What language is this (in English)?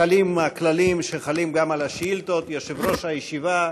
Hebrew